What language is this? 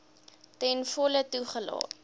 Afrikaans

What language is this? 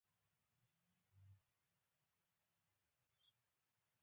Pashto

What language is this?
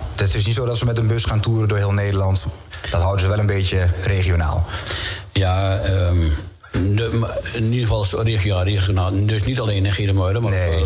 Dutch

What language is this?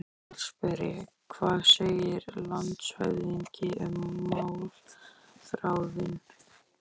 Icelandic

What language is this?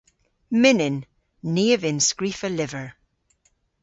Cornish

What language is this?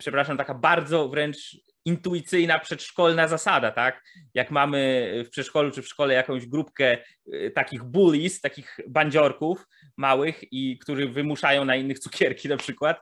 Polish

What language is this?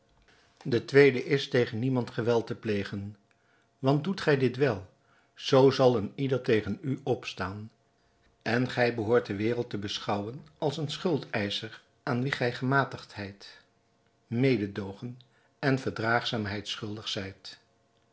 Dutch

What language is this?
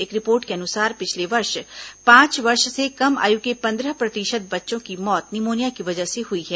Hindi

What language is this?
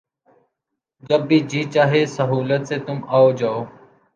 Urdu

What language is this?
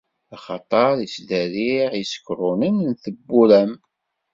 Kabyle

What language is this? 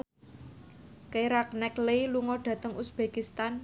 Javanese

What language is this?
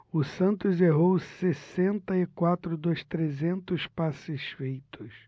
Portuguese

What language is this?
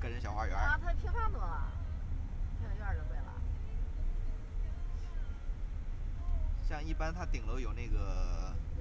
Chinese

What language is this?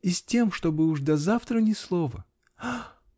Russian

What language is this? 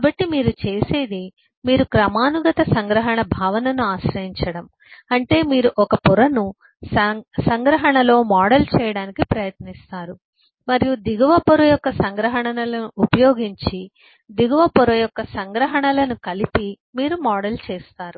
Telugu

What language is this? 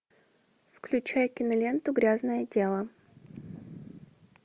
Russian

